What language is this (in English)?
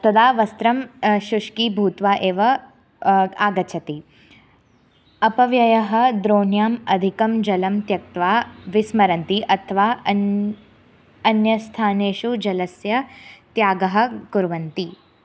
Sanskrit